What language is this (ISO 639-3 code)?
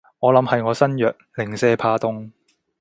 yue